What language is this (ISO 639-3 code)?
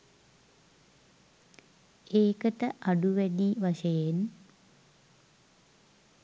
sin